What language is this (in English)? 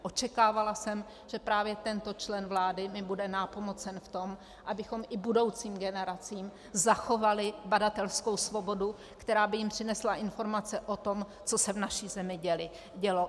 Czech